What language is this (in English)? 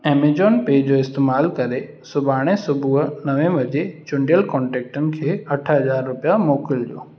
Sindhi